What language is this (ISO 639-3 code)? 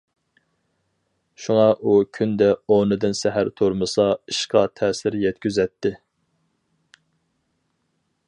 uig